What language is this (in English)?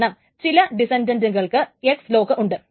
Malayalam